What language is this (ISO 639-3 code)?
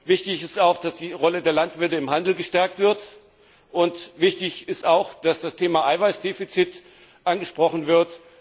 deu